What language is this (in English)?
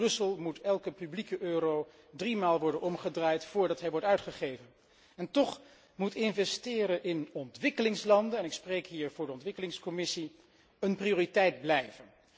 Dutch